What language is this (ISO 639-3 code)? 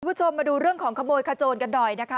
tha